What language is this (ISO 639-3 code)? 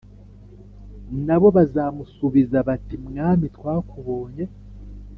kin